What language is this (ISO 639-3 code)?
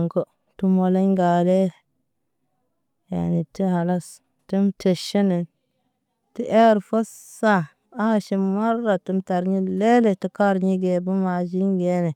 mne